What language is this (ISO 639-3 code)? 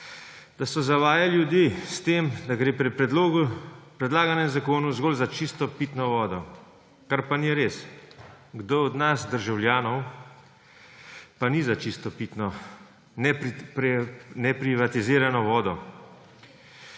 slv